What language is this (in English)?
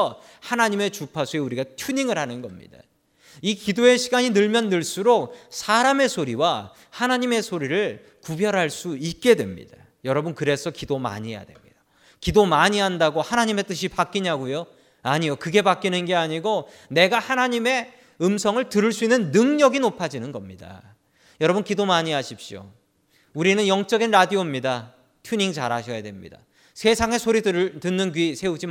Korean